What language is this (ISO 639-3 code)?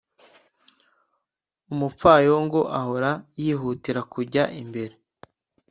kin